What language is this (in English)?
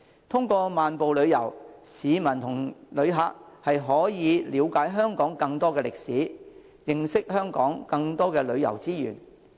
Cantonese